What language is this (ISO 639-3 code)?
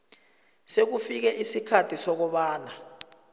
nbl